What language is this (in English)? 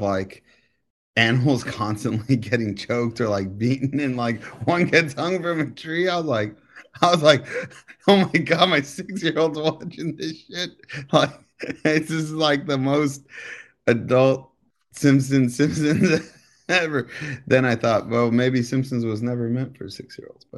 English